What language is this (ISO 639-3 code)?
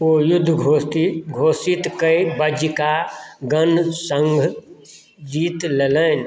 mai